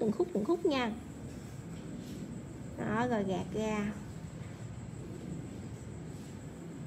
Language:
Vietnamese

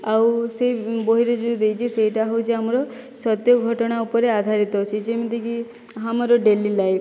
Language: Odia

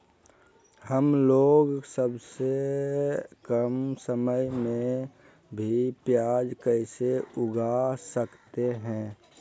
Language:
Magahi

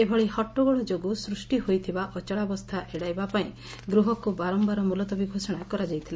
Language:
Odia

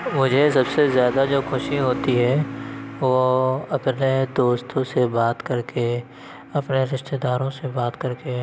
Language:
Urdu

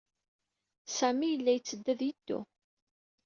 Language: Kabyle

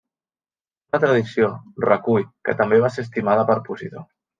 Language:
Catalan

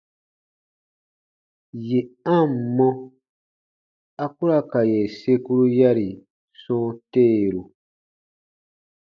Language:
Baatonum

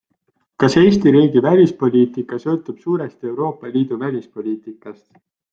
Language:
Estonian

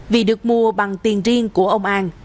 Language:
Vietnamese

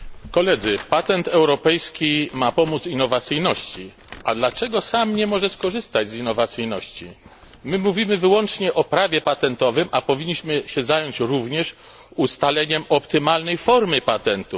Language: Polish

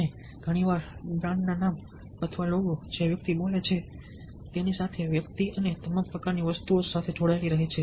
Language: Gujarati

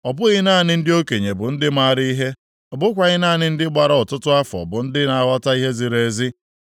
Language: Igbo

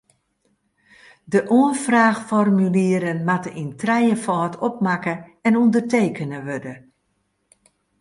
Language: Western Frisian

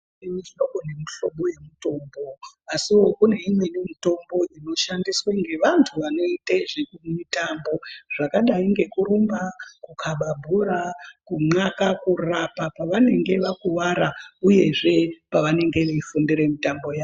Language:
Ndau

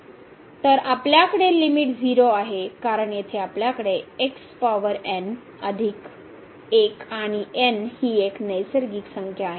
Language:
Marathi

